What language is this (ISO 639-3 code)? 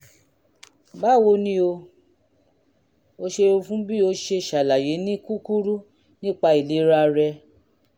yor